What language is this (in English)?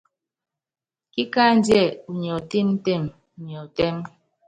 Yangben